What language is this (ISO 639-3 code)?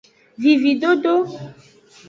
ajg